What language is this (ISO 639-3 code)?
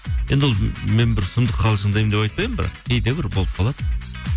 kaz